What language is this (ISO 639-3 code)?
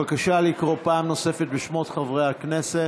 heb